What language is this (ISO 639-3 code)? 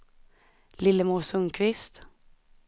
swe